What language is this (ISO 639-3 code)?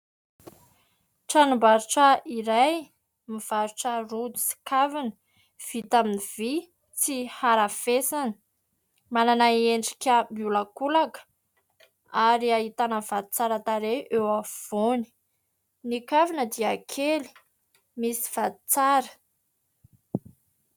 mlg